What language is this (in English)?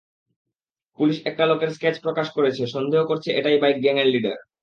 Bangla